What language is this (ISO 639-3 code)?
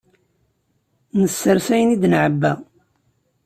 kab